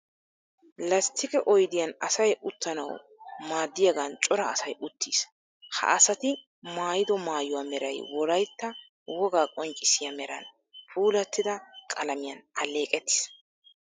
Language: Wolaytta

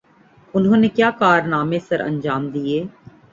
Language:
Urdu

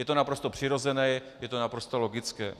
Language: Czech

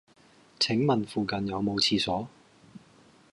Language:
Cantonese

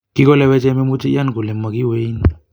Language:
Kalenjin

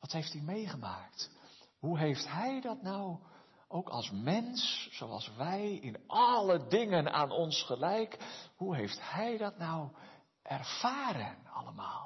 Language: Dutch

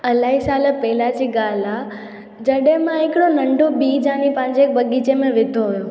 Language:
Sindhi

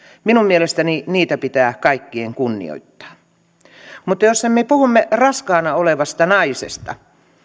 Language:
Finnish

